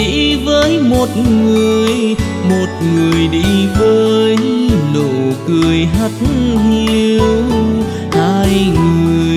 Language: Vietnamese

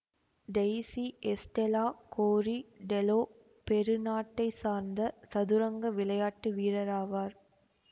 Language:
Tamil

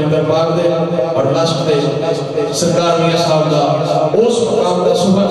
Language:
Arabic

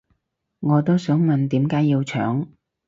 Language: Cantonese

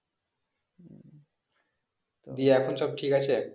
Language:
Bangla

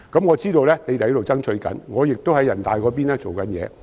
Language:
Cantonese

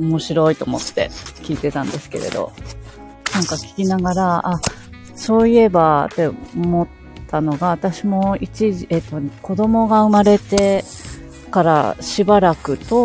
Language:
Japanese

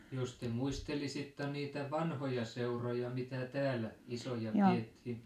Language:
Finnish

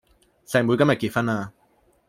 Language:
Cantonese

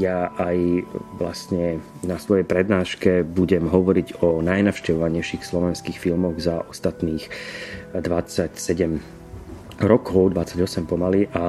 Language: Slovak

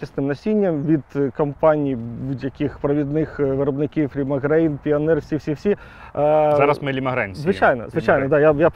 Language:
Ukrainian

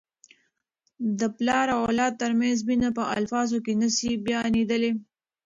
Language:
Pashto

